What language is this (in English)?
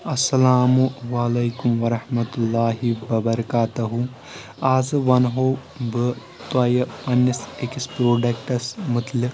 Kashmiri